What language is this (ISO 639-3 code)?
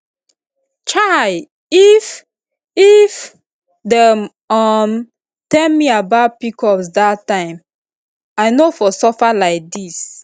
pcm